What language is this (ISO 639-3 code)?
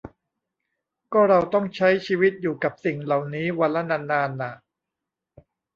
tha